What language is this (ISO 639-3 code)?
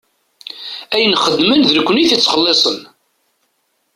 kab